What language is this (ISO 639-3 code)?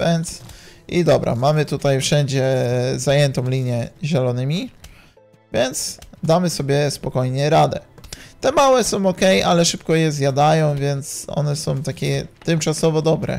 pol